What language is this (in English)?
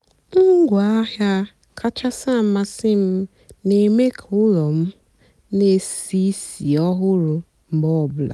Igbo